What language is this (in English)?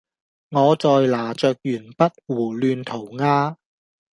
Cantonese